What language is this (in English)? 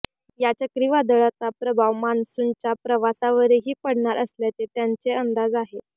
Marathi